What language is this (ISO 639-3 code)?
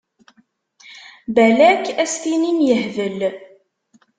kab